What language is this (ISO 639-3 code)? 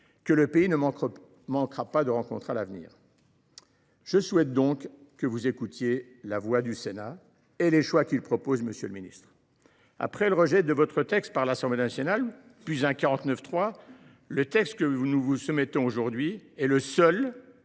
fra